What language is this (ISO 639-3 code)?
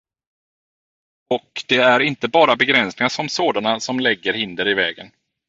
swe